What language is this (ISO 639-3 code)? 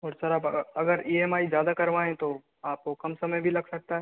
hin